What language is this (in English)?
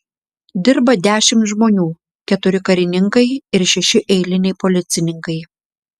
Lithuanian